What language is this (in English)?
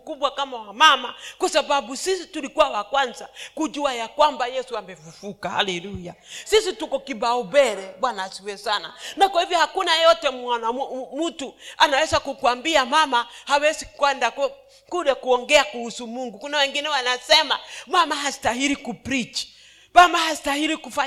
Swahili